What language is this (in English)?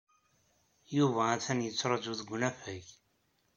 Kabyle